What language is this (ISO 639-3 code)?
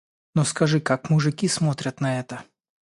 rus